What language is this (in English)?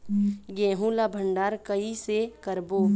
Chhattisgarhi